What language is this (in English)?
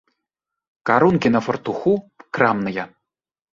Belarusian